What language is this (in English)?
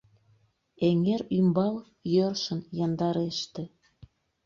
Mari